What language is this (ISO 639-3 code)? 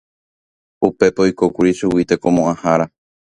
grn